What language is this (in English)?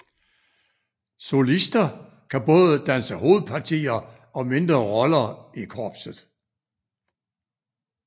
Danish